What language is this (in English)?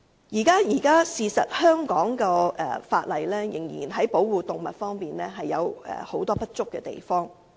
Cantonese